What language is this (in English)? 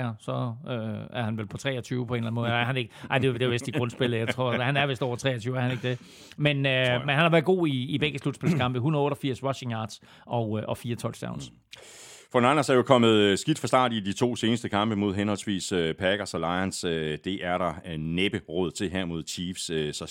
Danish